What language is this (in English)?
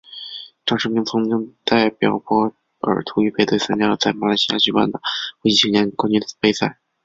Chinese